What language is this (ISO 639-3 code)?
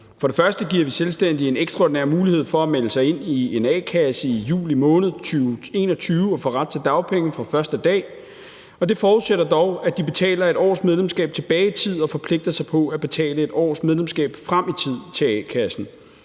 dan